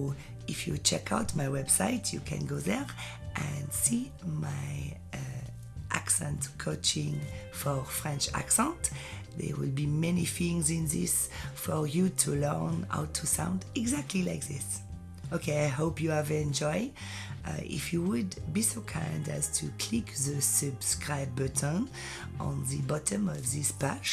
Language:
English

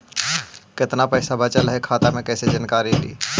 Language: Magahi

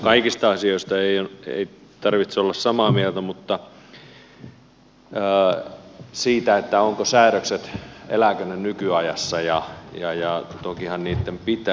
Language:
Finnish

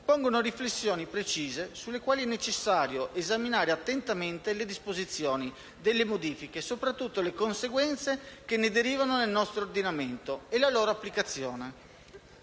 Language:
Italian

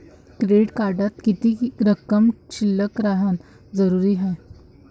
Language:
Marathi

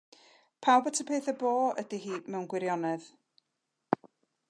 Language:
Welsh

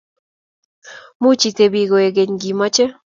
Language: Kalenjin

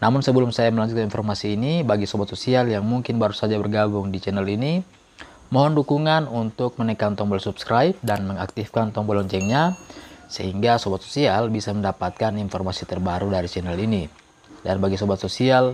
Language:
Indonesian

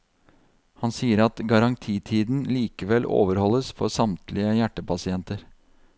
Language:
Norwegian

